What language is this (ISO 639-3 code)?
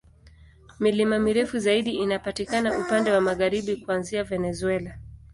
swa